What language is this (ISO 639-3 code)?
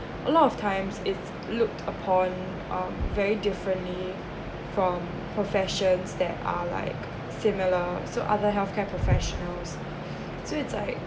eng